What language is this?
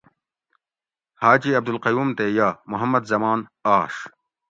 Gawri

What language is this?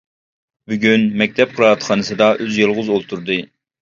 Uyghur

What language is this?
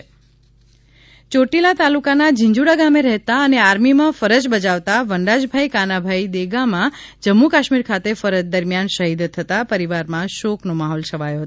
Gujarati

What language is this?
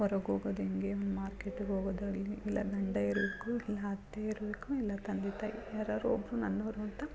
Kannada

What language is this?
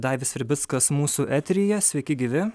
Lithuanian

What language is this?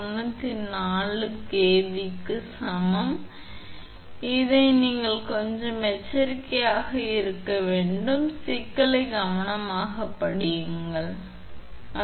Tamil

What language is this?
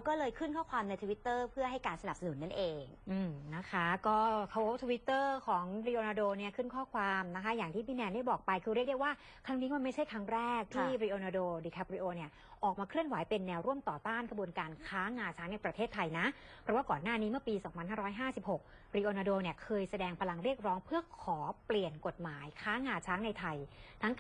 Thai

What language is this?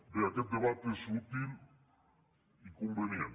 Catalan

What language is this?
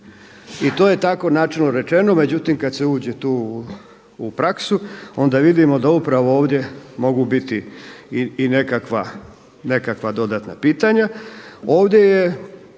Croatian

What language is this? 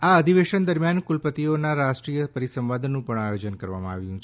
Gujarati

